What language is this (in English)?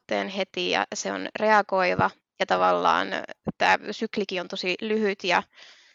Finnish